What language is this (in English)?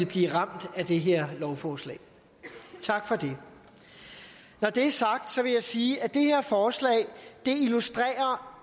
Danish